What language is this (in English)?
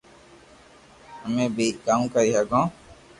Loarki